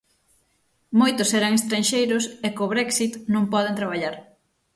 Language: Galician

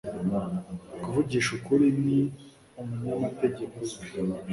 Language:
Kinyarwanda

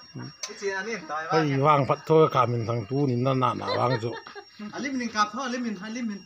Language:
Thai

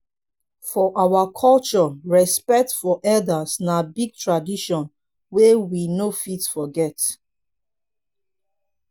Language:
Nigerian Pidgin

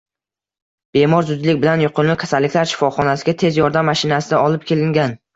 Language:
Uzbek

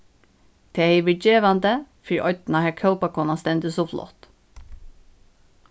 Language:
Faroese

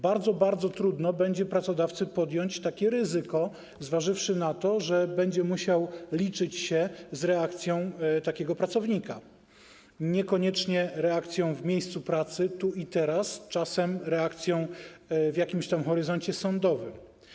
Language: Polish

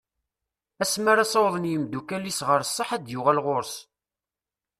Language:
Kabyle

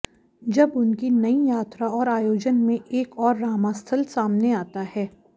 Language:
Hindi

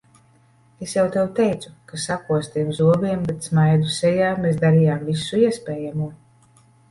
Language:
Latvian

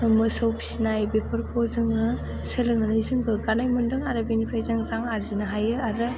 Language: Bodo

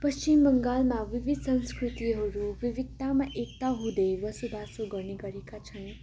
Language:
Nepali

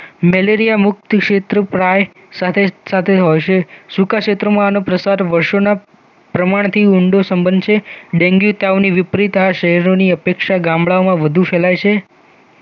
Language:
Gujarati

